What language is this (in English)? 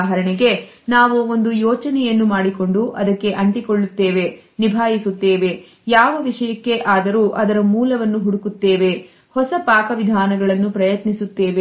Kannada